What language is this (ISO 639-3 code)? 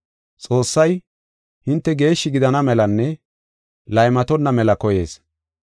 gof